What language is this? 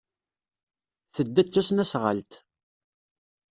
Kabyle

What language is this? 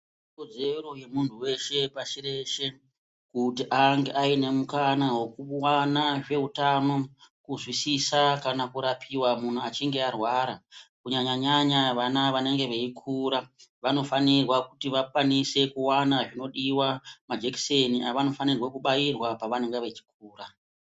Ndau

